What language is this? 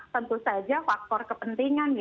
Indonesian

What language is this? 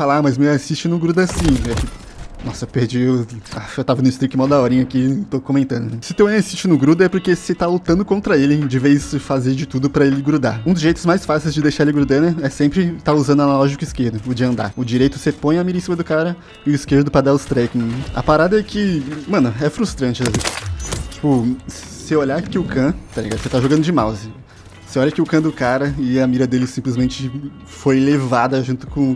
Portuguese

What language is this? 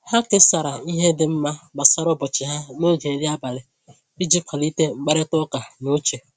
Igbo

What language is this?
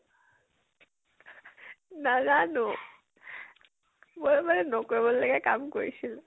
Assamese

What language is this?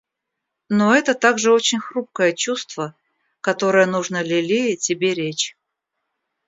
Russian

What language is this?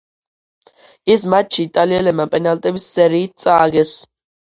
Georgian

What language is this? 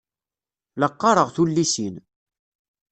Kabyle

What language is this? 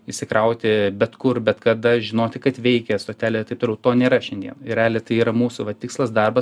Lithuanian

